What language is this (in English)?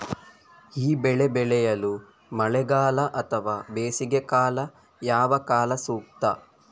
Kannada